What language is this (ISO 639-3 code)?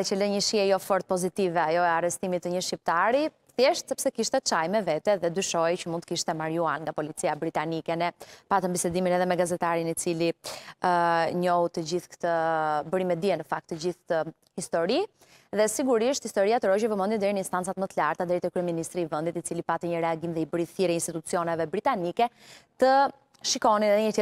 ron